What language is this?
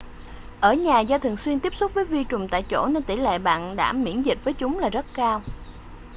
Vietnamese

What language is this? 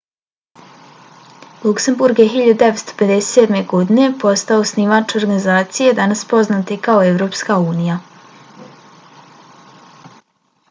Bosnian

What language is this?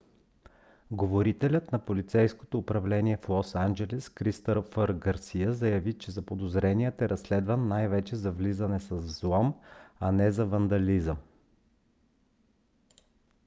Bulgarian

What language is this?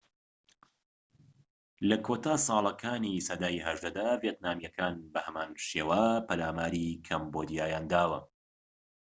Central Kurdish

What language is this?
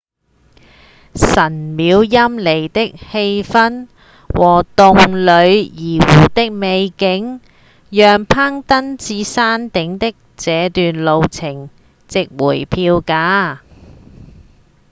Cantonese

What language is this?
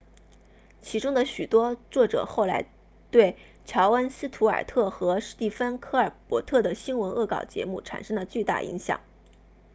Chinese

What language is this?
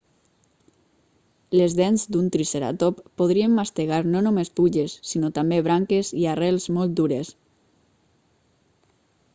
Catalan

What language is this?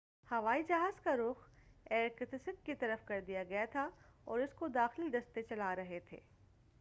Urdu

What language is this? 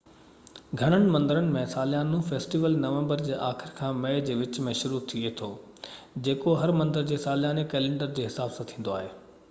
Sindhi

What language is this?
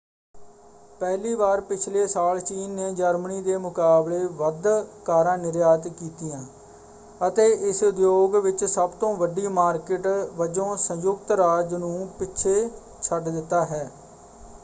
Punjabi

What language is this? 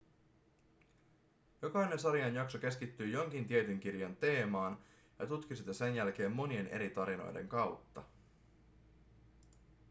Finnish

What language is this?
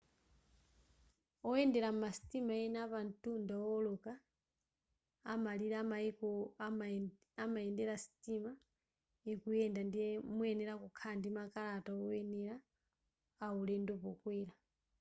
Nyanja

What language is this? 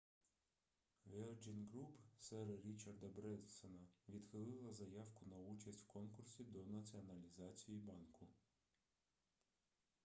Ukrainian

